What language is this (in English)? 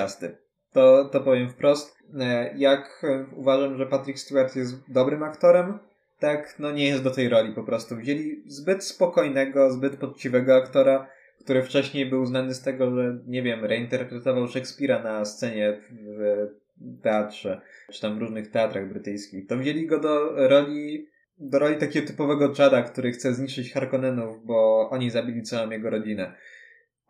Polish